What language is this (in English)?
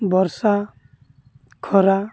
Odia